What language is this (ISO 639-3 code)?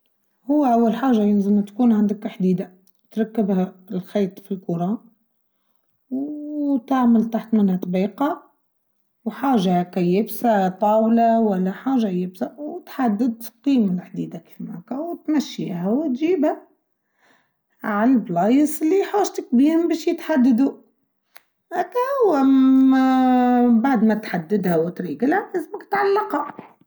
aeb